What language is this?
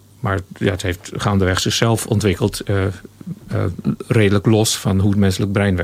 Dutch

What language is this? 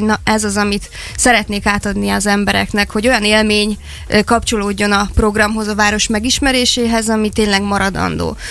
Hungarian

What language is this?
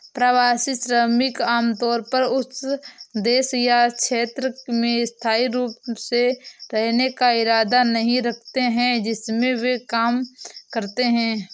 Hindi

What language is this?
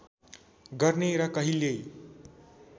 Nepali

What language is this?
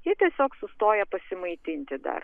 Lithuanian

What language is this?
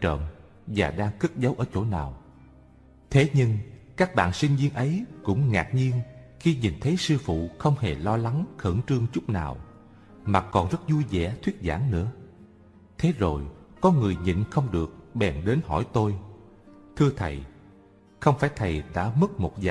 Vietnamese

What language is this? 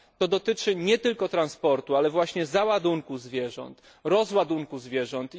Polish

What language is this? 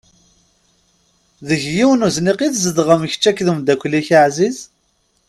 Kabyle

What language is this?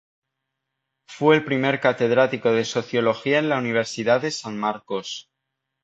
Spanish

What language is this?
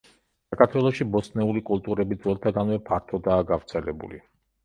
Georgian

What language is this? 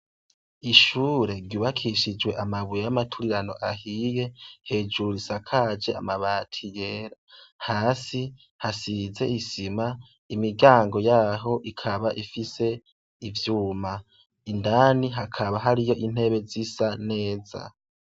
Rundi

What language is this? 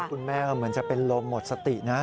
Thai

